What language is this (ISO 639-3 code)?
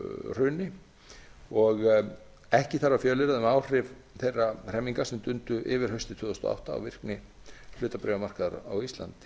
isl